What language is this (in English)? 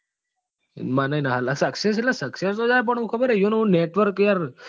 Gujarati